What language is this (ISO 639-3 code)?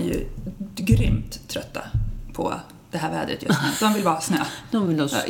swe